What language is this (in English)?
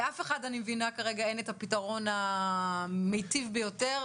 Hebrew